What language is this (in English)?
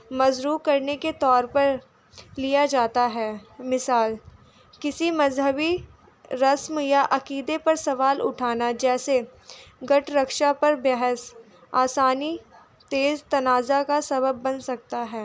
Urdu